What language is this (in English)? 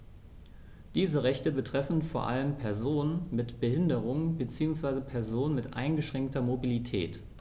German